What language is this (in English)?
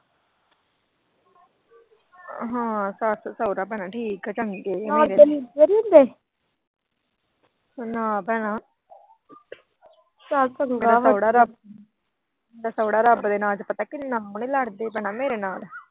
Punjabi